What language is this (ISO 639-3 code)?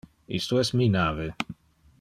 ina